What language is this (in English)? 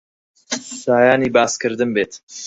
Central Kurdish